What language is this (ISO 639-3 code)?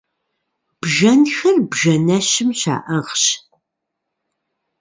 kbd